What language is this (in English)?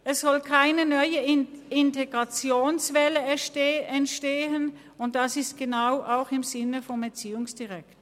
Swiss German